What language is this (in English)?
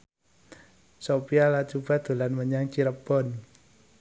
Javanese